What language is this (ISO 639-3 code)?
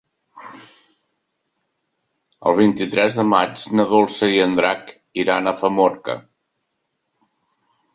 cat